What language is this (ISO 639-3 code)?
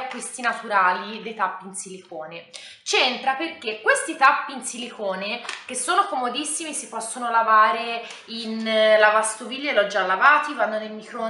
ita